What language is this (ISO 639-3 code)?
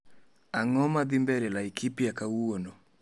luo